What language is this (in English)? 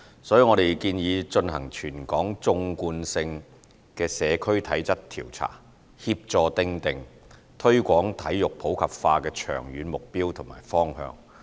Cantonese